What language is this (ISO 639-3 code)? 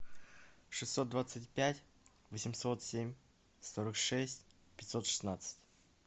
rus